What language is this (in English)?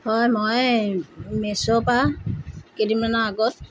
Assamese